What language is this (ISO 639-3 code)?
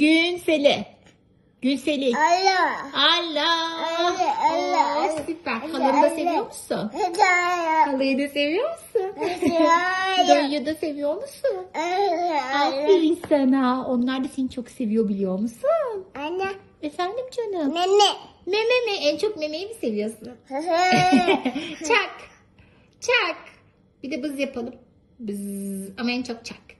tur